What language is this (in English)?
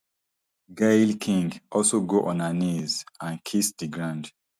Nigerian Pidgin